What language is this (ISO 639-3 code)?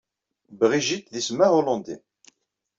kab